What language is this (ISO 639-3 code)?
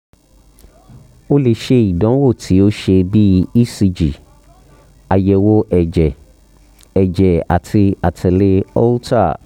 yor